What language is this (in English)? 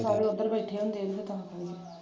Punjabi